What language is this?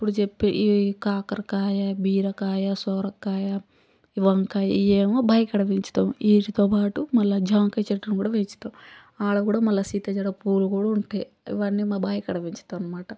Telugu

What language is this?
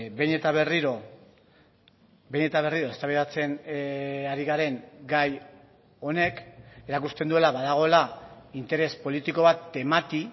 Basque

